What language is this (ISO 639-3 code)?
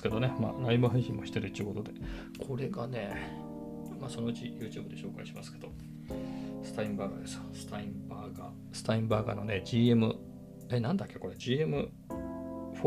jpn